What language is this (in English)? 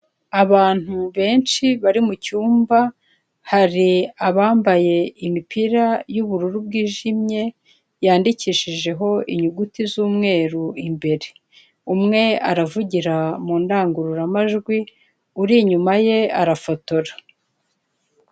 Kinyarwanda